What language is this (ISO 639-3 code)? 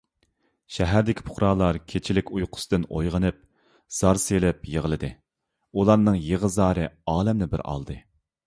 uig